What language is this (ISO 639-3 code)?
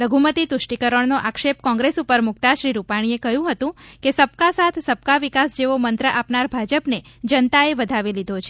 guj